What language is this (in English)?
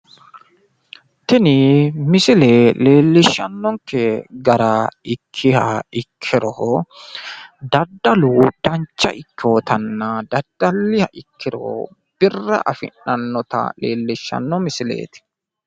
Sidamo